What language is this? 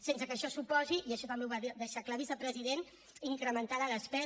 Catalan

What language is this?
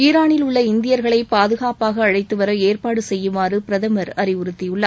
Tamil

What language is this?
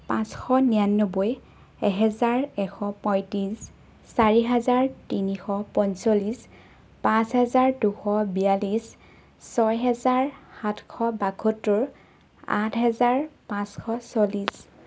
Assamese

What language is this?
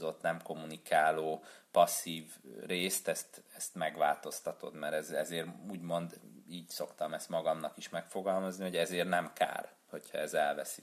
Hungarian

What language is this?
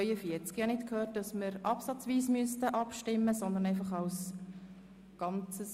Swiss German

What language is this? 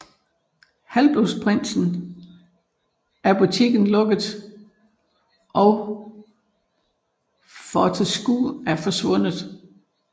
Danish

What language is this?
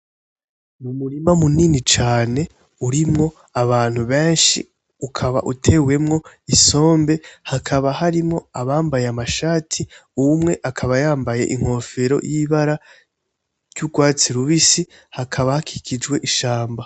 Rundi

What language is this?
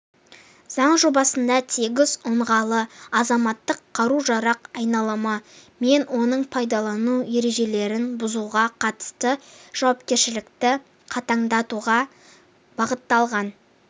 Kazakh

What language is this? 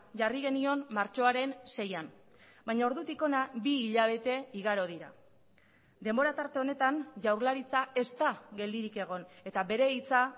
Basque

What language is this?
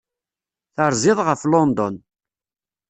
Kabyle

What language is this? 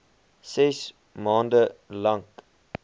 Afrikaans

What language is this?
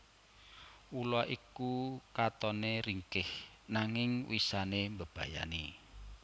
Javanese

